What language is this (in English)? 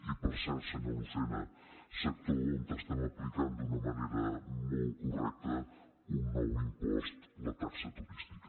Catalan